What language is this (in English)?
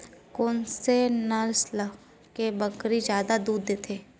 Chhattisgarhi